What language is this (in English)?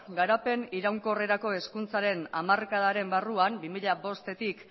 Basque